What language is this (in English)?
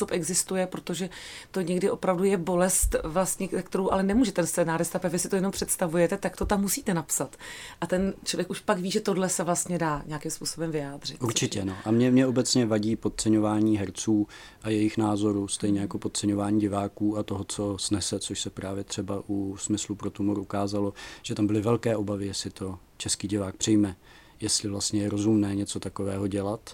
Czech